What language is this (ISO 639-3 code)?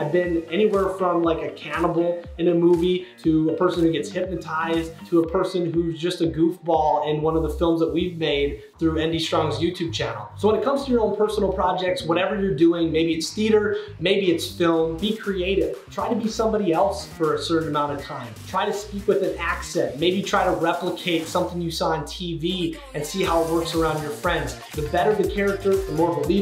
eng